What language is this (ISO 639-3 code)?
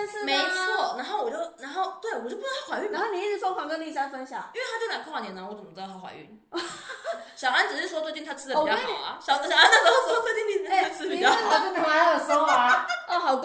zho